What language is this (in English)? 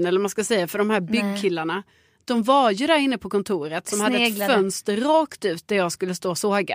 Swedish